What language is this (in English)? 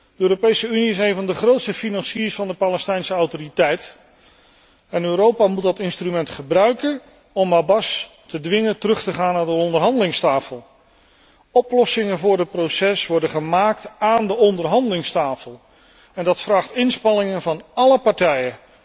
Dutch